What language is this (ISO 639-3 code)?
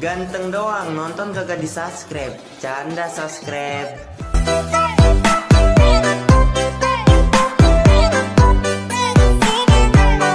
ind